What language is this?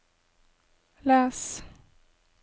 Norwegian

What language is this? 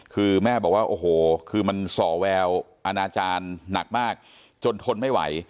Thai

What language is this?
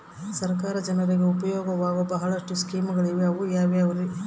Kannada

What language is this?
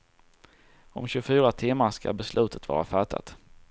Swedish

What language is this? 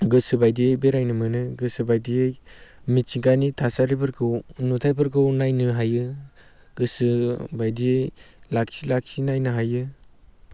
Bodo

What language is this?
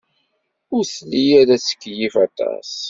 Kabyle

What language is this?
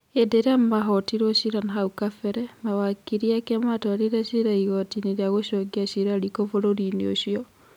Kikuyu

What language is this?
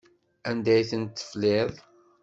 Kabyle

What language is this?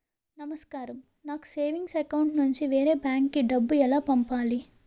Telugu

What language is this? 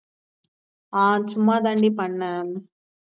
Tamil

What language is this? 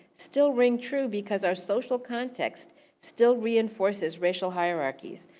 English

